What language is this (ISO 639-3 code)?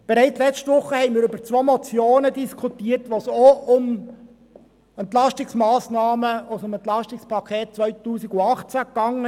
gsw